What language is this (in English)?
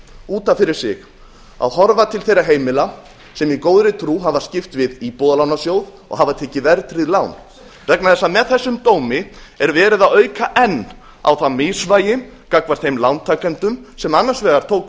Icelandic